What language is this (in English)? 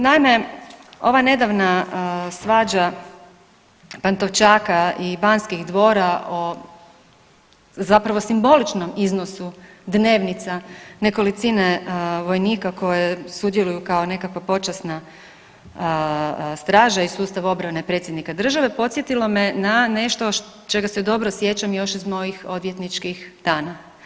Croatian